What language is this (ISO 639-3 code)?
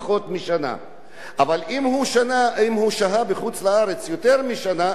heb